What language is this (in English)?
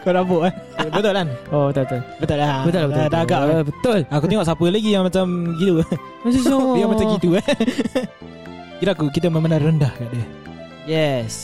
Malay